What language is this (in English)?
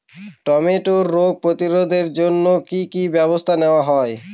Bangla